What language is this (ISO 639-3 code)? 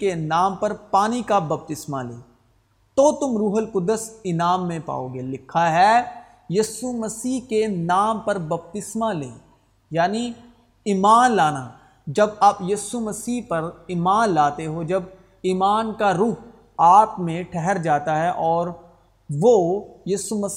urd